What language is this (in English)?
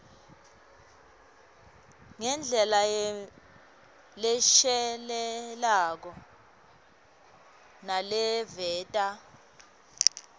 Swati